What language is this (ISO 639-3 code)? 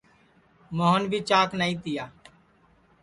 ssi